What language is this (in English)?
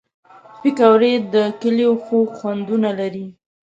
Pashto